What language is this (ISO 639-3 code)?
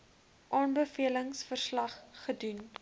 afr